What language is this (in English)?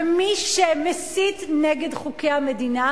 Hebrew